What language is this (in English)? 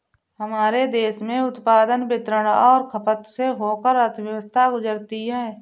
Hindi